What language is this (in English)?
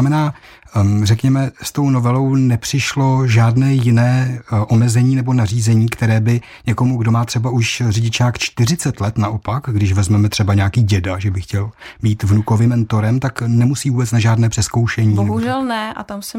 Czech